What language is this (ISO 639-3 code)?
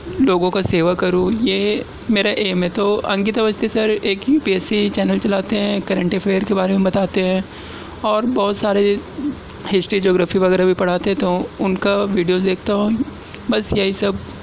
urd